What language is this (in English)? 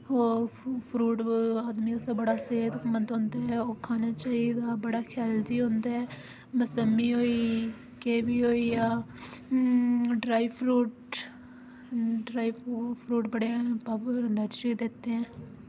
Dogri